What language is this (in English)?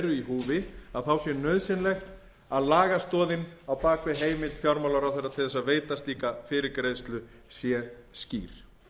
Icelandic